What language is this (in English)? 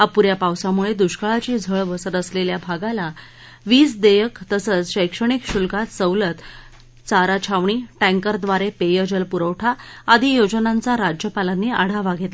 Marathi